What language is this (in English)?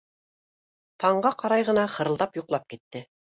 Bashkir